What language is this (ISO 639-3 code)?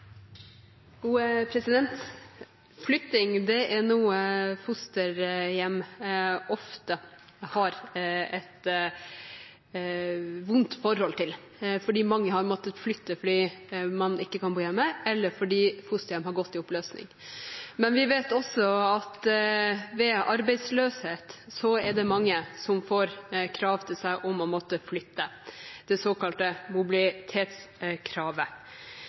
nob